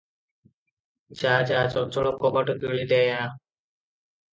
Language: Odia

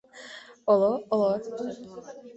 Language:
Mari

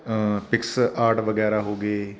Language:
Punjabi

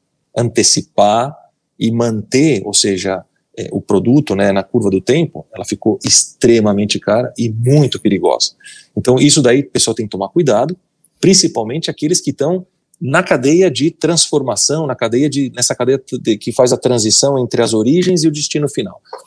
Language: Portuguese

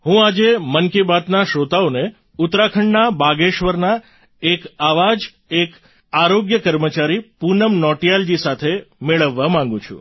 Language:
Gujarati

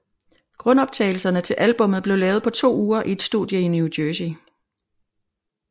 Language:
Danish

